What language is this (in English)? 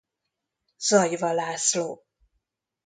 Hungarian